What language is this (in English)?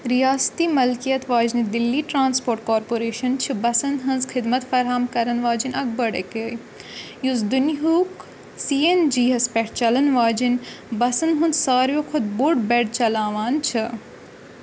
Kashmiri